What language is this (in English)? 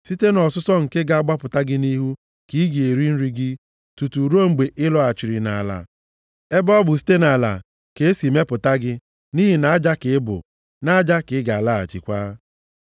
Igbo